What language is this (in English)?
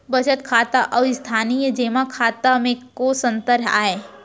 Chhattisgarhi